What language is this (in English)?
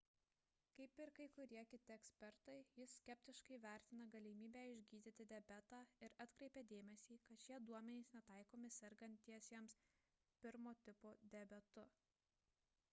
Lithuanian